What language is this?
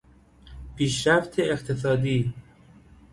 Persian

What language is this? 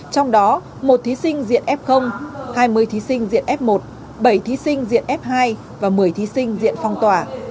Vietnamese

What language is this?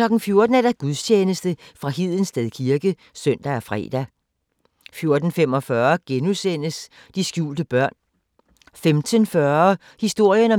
Danish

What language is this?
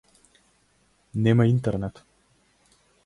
Macedonian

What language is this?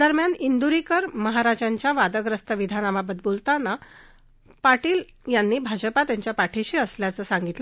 Marathi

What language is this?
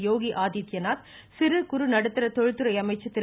Tamil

